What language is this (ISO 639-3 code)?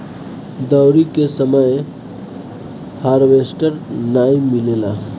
bho